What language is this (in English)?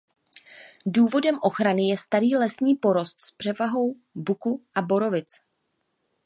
Czech